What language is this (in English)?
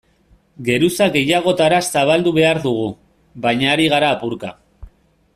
Basque